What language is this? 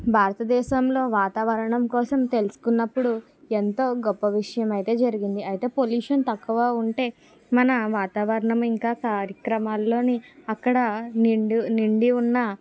Telugu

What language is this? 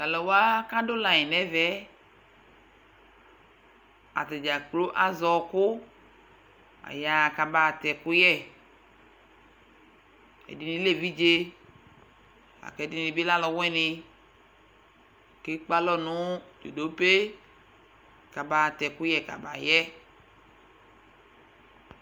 Ikposo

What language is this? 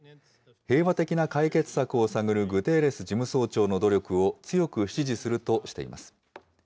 Japanese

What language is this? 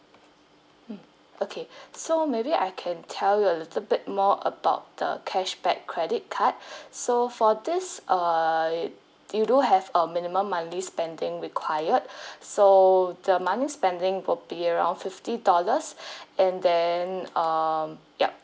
English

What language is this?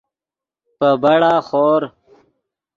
Yidgha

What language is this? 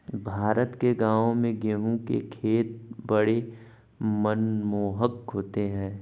Hindi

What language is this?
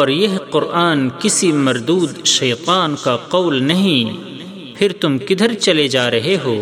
Urdu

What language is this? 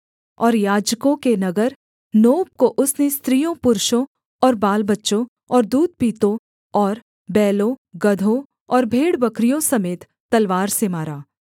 Hindi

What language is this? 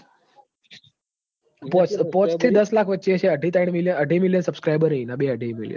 Gujarati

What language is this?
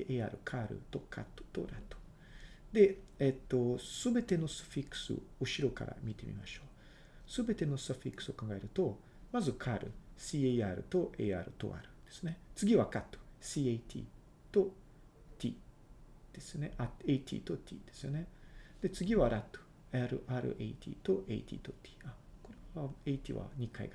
Japanese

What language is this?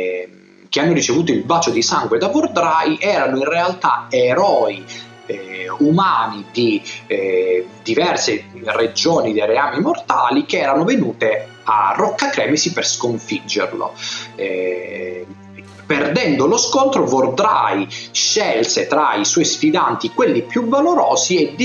Italian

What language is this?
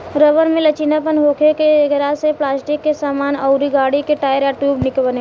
Bhojpuri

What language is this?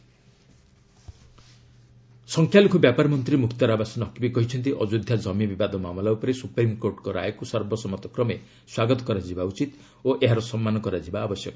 Odia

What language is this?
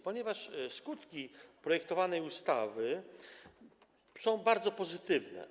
Polish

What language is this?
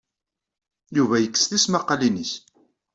Kabyle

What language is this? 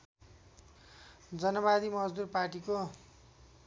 Nepali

